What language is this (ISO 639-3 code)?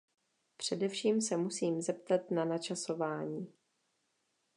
ces